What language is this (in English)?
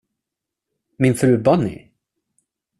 Swedish